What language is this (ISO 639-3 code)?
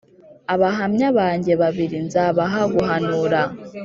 kin